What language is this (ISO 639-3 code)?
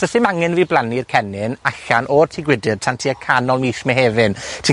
cym